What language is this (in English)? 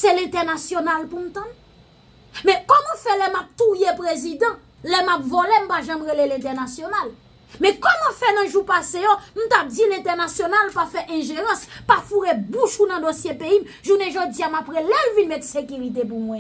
French